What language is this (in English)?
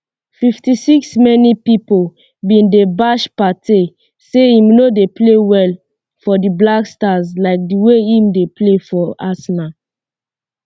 Nigerian Pidgin